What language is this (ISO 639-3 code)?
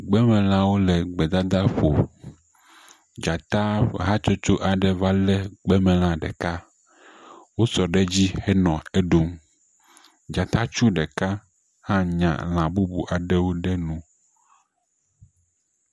ewe